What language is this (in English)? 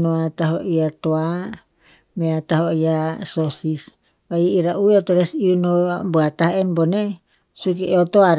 Tinputz